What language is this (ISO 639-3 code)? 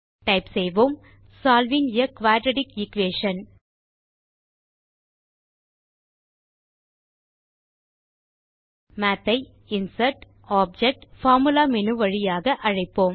tam